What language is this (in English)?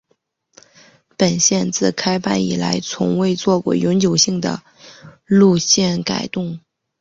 Chinese